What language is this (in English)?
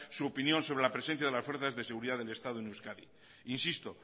Spanish